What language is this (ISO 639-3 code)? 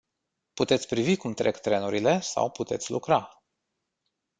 ron